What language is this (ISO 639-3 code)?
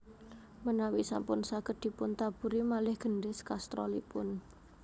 jav